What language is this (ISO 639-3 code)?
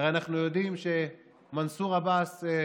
heb